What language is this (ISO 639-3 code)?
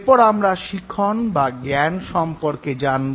ben